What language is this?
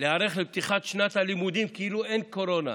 Hebrew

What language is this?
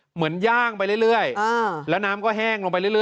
Thai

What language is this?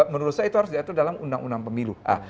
Indonesian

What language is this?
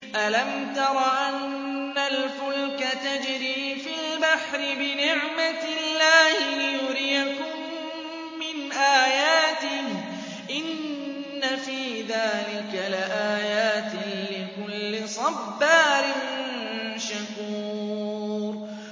Arabic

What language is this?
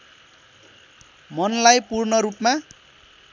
Nepali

